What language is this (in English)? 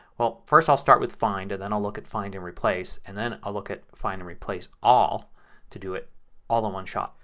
English